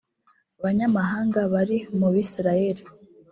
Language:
Kinyarwanda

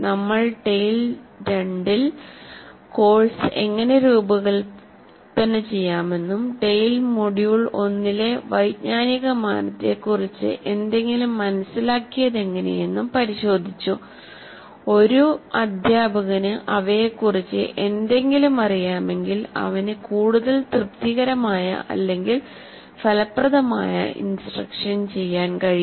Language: Malayalam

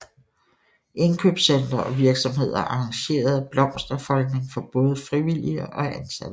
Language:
Danish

